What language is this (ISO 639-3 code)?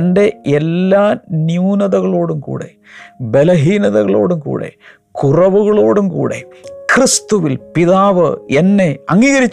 mal